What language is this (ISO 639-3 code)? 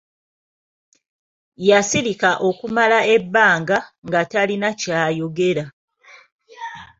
lug